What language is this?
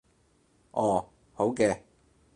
Cantonese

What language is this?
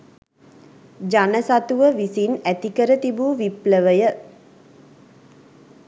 Sinhala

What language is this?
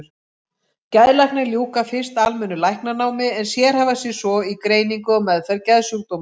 Icelandic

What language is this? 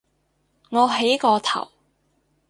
Cantonese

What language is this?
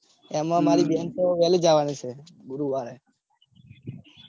Gujarati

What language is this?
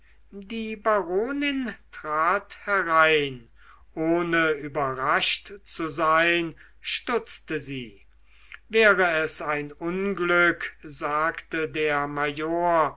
German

